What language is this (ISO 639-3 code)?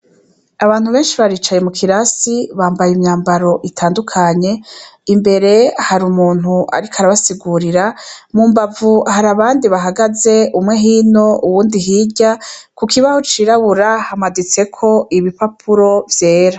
run